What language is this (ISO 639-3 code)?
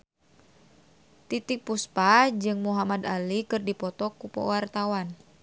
sun